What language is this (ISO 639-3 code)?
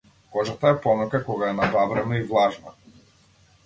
mkd